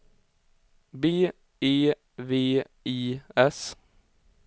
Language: Swedish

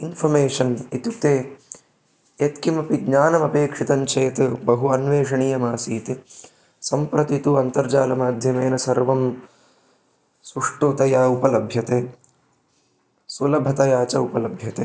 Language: Sanskrit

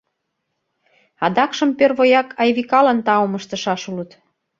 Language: Mari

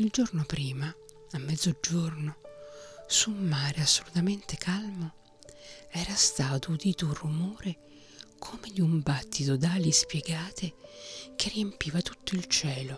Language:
Italian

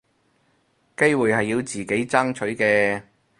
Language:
Cantonese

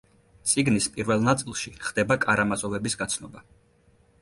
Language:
Georgian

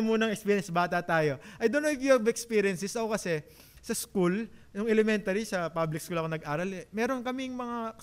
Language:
Filipino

